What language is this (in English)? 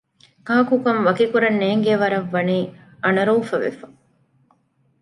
Divehi